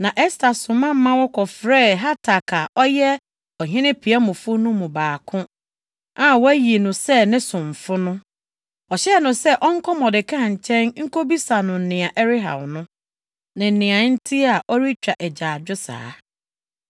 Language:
Akan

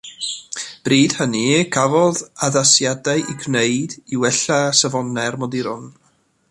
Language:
Welsh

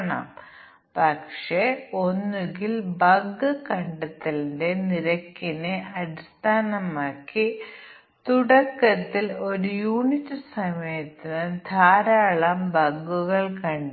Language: Malayalam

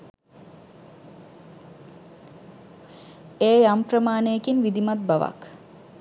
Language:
Sinhala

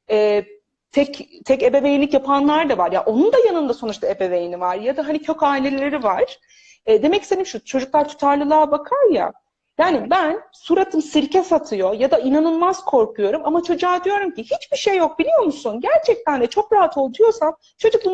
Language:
Turkish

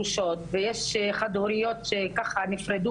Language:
Hebrew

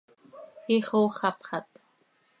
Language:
Seri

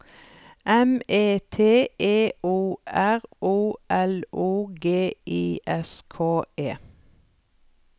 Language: Norwegian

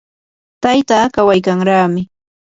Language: Yanahuanca Pasco Quechua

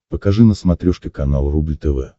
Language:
Russian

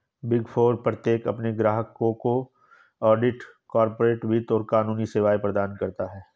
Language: Hindi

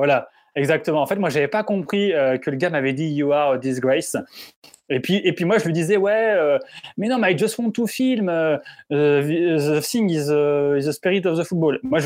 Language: French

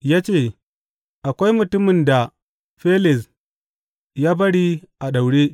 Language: Hausa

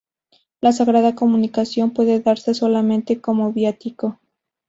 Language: Spanish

